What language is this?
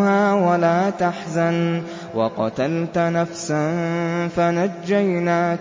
Arabic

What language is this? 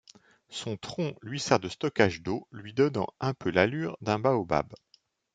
French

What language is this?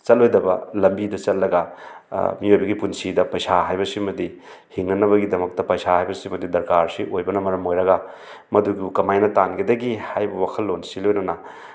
Manipuri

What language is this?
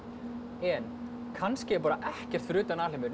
Icelandic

